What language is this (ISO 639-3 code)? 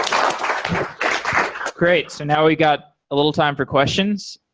eng